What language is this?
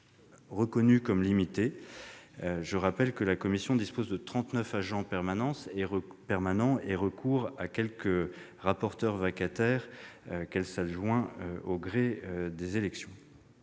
French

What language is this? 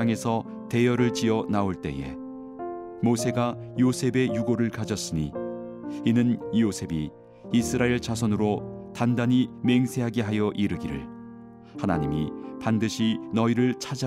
Korean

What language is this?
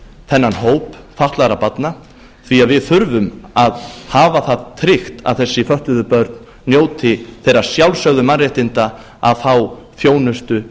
Icelandic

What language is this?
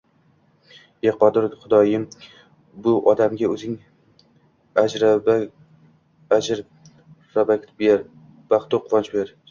Uzbek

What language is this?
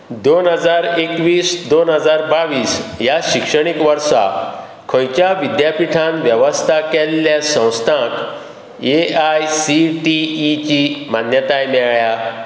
Konkani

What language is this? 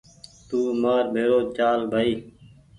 Goaria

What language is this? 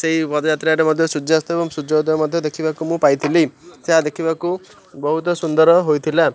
Odia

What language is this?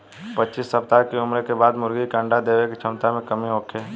Bhojpuri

